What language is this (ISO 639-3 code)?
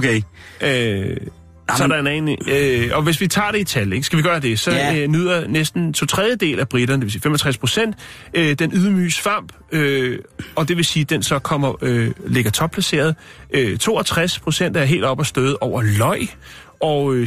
dan